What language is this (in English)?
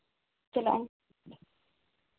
Santali